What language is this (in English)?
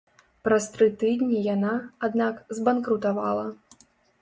Belarusian